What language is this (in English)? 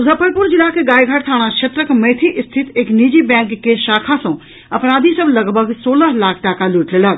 Maithili